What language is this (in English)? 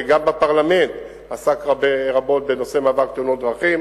Hebrew